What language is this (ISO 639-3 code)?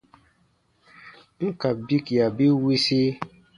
bba